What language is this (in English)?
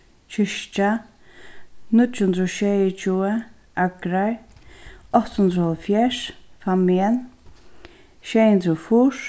Faroese